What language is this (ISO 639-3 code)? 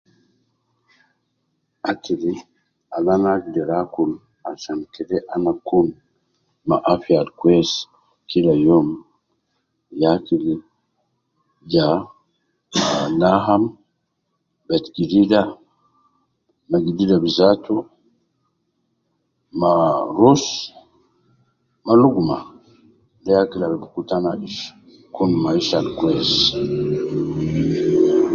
kcn